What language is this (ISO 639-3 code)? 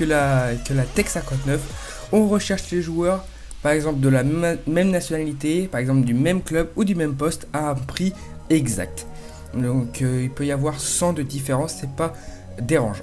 fra